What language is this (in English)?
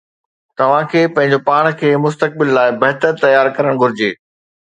Sindhi